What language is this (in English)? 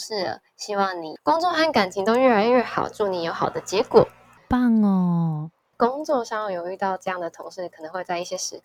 Chinese